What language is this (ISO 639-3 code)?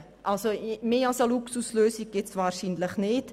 gsw